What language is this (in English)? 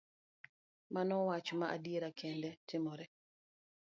Luo (Kenya and Tanzania)